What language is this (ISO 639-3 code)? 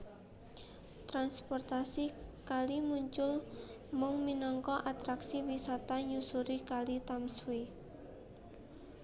jav